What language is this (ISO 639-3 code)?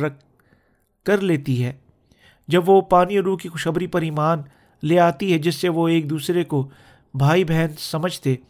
urd